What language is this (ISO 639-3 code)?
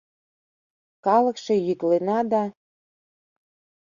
chm